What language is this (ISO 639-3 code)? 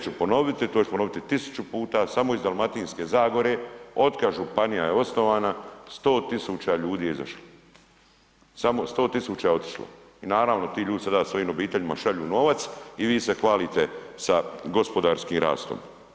hrv